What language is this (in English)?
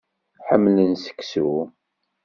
Kabyle